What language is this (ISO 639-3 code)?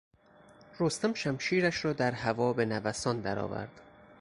fas